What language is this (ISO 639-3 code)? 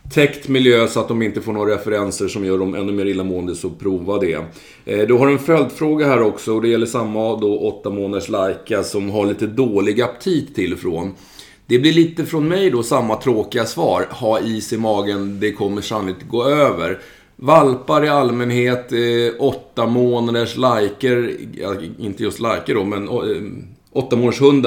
swe